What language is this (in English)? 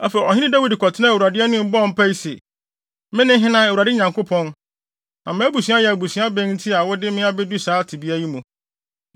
Akan